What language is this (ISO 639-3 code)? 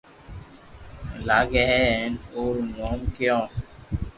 lrk